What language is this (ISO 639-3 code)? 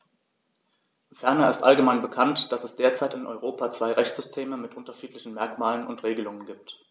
deu